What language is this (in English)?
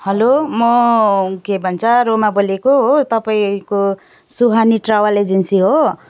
Nepali